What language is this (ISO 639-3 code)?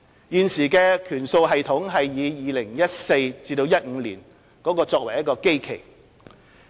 yue